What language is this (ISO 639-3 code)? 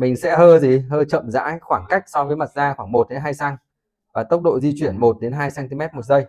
vie